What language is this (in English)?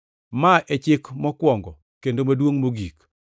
Luo (Kenya and Tanzania)